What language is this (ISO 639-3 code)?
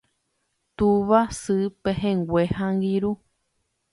grn